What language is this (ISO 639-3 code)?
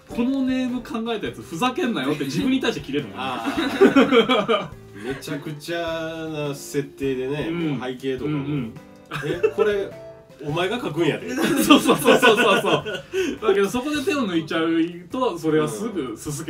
jpn